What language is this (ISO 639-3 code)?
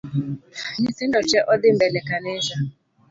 luo